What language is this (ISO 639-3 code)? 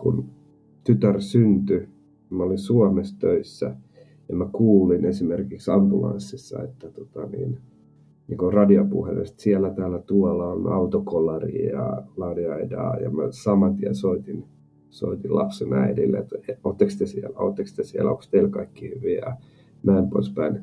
fin